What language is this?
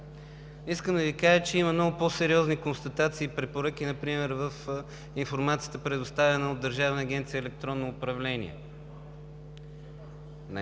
Bulgarian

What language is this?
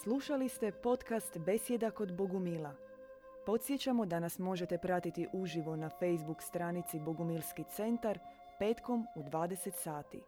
Croatian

